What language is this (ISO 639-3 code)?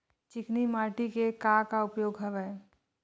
hne